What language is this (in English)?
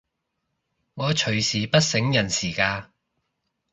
Cantonese